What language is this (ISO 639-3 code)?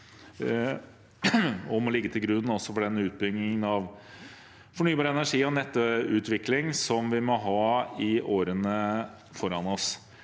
nor